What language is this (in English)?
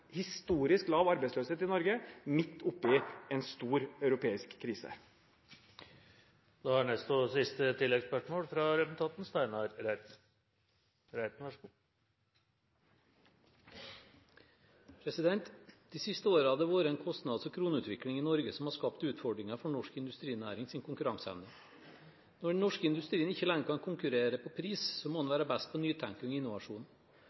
Norwegian